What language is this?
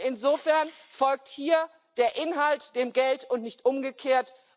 German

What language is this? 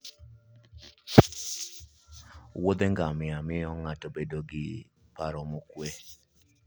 Luo (Kenya and Tanzania)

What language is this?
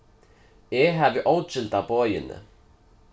Faroese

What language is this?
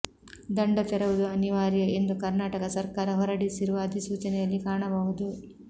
Kannada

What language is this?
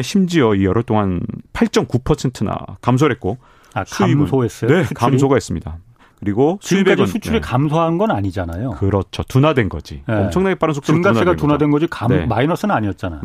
Korean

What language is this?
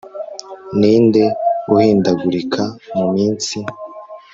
Kinyarwanda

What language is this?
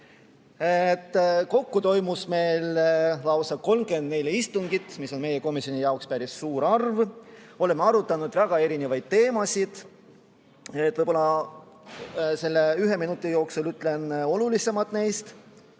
Estonian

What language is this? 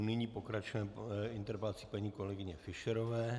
Czech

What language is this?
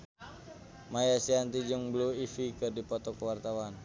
Sundanese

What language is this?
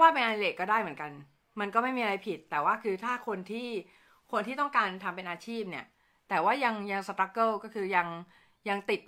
Thai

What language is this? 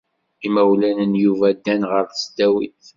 Kabyle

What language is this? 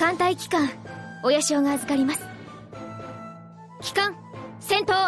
Japanese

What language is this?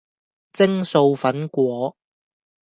Cantonese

